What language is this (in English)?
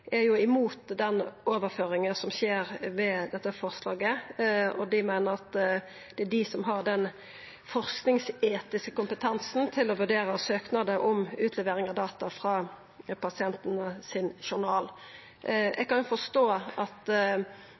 Norwegian Nynorsk